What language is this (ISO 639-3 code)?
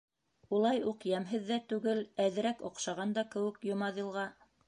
bak